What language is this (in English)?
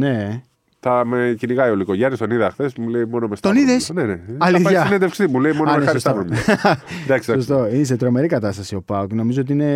Greek